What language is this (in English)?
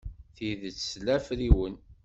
Kabyle